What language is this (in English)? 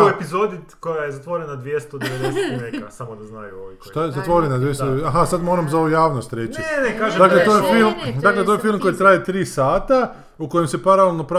Croatian